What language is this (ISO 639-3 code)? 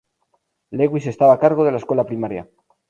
spa